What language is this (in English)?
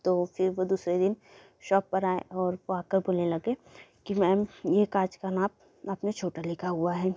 Hindi